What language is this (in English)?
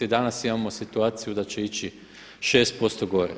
Croatian